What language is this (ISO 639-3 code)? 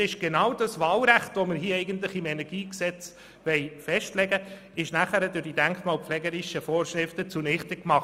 gsw